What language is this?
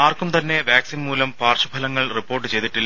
Malayalam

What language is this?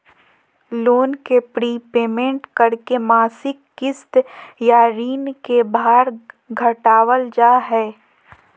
Magahi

